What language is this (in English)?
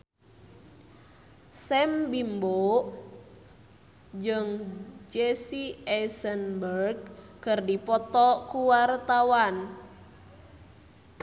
Sundanese